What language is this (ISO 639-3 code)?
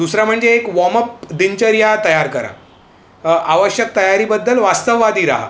mar